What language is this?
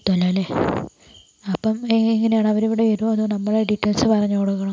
Malayalam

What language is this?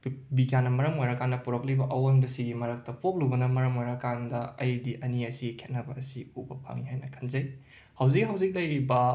Manipuri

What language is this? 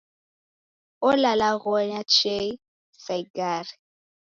Taita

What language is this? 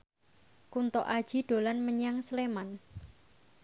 Javanese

